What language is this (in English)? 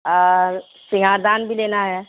Urdu